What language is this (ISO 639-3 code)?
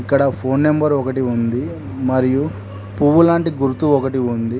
tel